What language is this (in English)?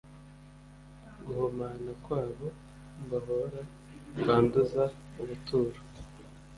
Kinyarwanda